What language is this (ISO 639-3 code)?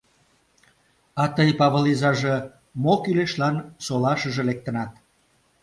chm